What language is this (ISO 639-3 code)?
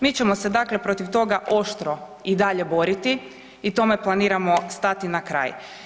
hrv